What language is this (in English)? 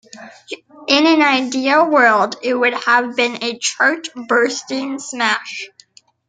English